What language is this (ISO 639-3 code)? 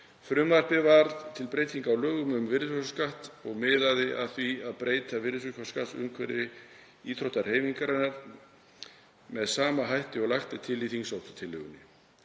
isl